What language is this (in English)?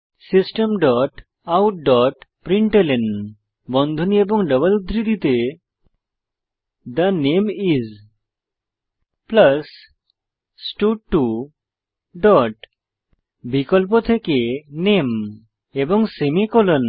Bangla